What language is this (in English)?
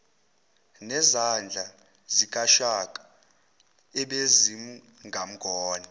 Zulu